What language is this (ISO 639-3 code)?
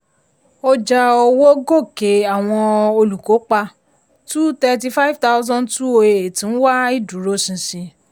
yor